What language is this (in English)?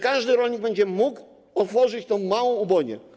Polish